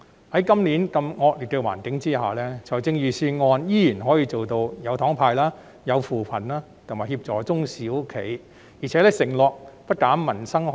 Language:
Cantonese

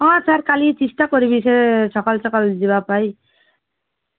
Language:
Odia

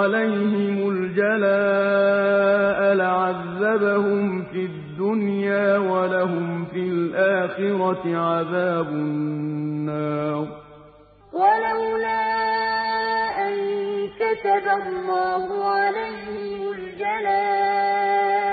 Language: Arabic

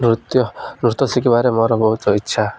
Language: Odia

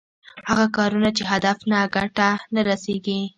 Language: Pashto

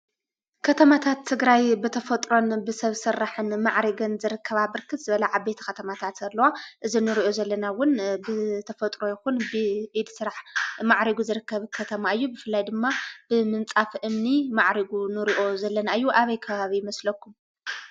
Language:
Tigrinya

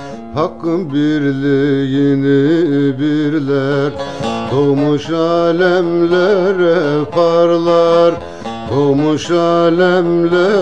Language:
Turkish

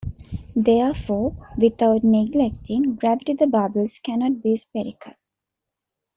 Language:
English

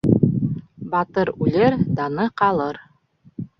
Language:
Bashkir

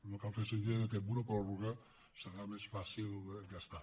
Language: Catalan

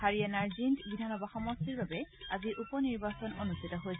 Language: Assamese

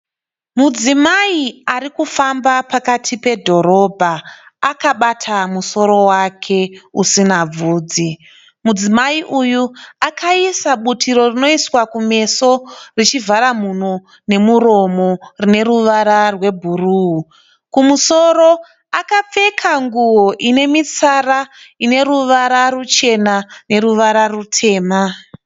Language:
Shona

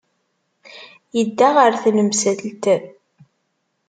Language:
Kabyle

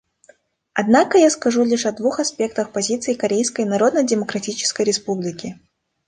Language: Russian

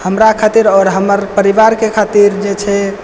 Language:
Maithili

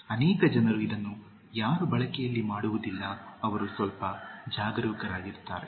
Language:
Kannada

